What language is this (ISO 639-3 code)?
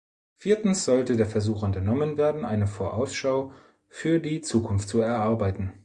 deu